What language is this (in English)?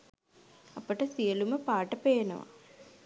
Sinhala